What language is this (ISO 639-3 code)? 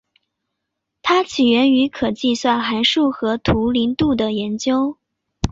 zho